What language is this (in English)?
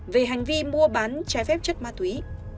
Vietnamese